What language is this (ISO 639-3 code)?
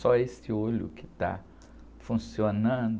por